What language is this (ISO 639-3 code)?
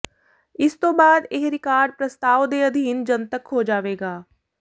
pan